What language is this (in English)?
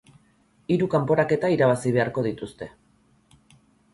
Basque